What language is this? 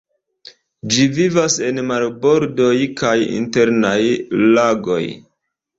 Esperanto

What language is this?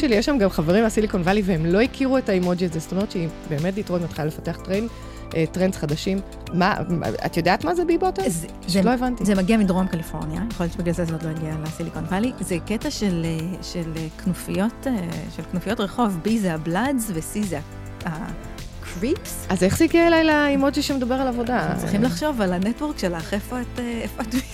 Hebrew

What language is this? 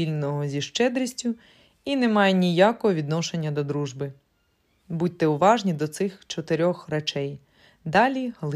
Ukrainian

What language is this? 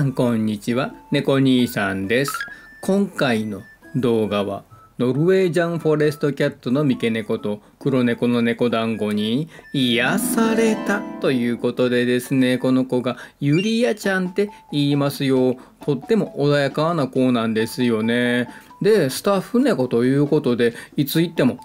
Japanese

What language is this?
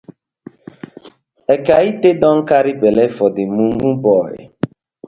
Nigerian Pidgin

